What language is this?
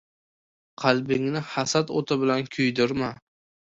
Uzbek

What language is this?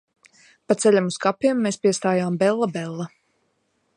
Latvian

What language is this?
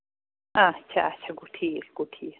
Kashmiri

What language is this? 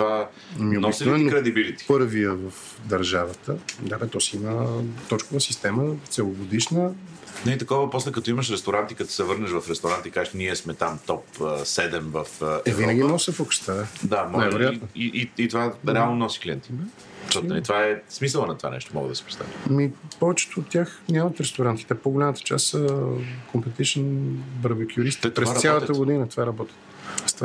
Bulgarian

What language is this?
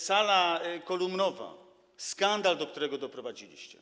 Polish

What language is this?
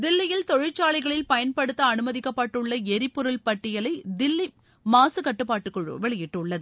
Tamil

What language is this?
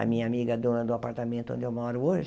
Portuguese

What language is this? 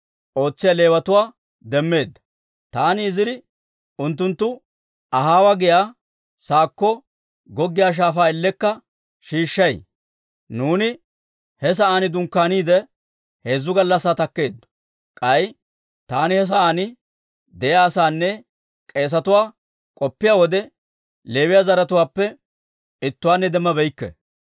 Dawro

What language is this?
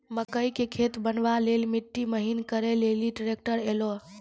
Maithili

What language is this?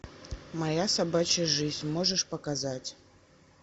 Russian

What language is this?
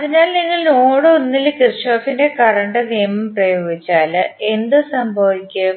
Malayalam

